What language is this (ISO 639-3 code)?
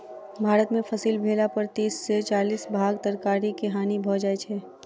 mai